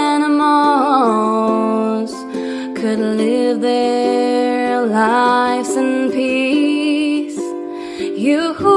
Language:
English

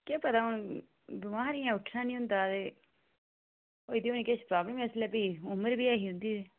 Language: Dogri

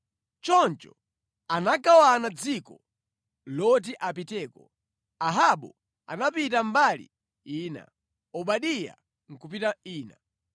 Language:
Nyanja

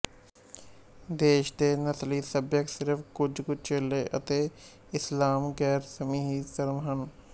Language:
Punjabi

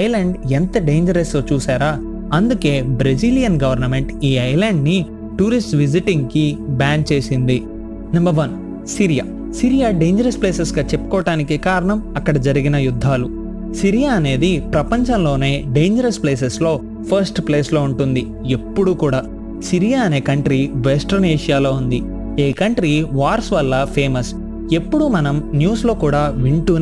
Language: Hindi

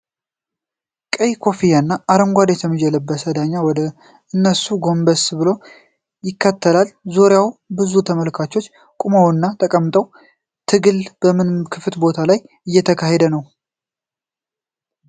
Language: Amharic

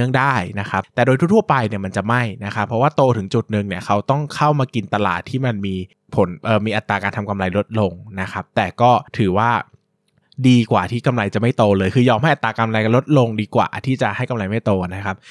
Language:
Thai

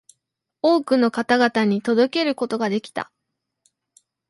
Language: Japanese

